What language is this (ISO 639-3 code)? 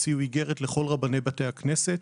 heb